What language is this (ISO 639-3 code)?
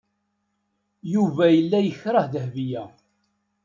kab